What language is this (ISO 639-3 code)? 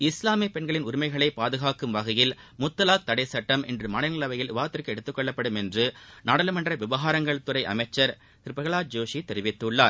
tam